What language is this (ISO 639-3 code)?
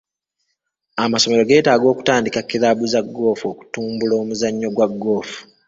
lug